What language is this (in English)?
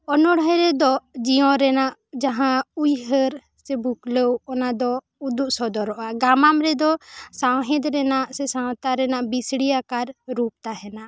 Santali